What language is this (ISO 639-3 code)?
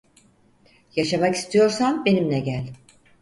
tur